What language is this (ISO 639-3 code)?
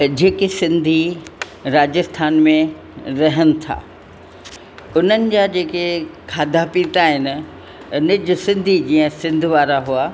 snd